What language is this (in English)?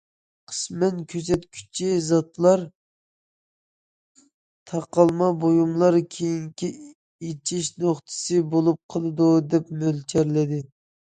Uyghur